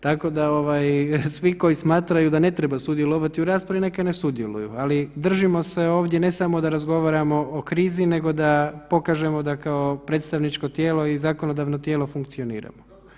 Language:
Croatian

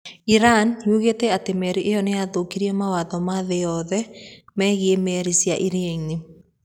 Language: Kikuyu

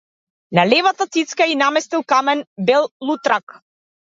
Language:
Macedonian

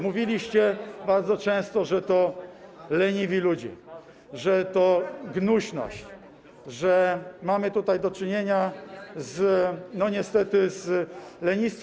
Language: Polish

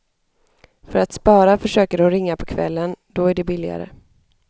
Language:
Swedish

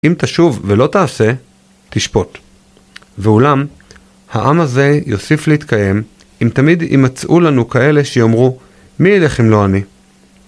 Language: Hebrew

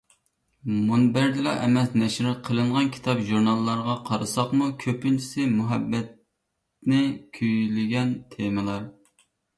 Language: Uyghur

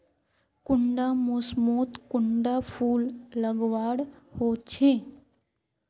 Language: Magahi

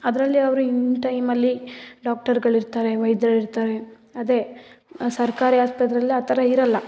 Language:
Kannada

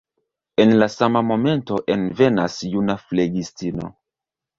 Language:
Esperanto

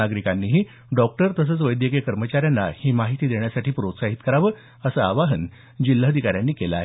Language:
Marathi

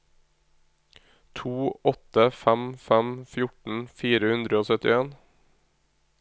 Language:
Norwegian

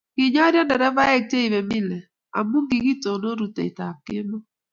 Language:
Kalenjin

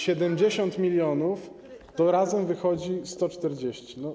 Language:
Polish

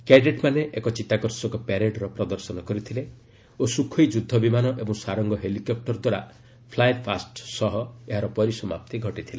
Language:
Odia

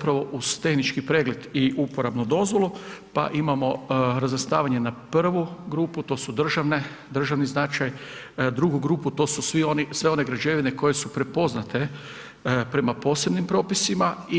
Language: Croatian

